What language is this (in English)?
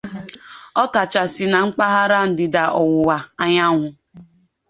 Igbo